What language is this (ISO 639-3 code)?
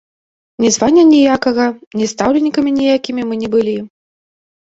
bel